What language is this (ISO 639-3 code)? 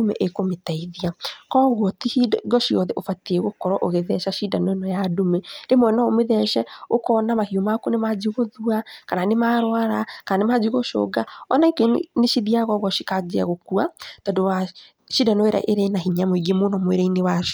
kik